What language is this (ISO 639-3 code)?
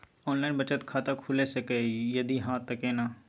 mai